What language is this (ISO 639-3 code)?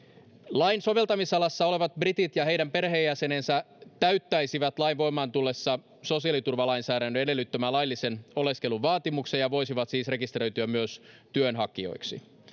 fin